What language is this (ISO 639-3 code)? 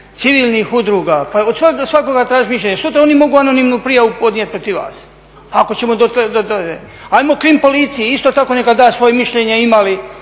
hrv